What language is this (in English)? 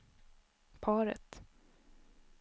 Swedish